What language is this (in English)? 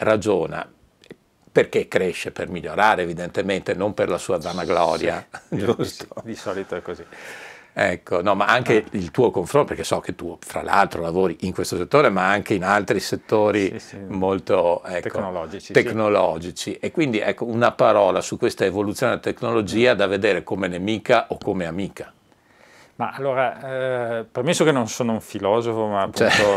Italian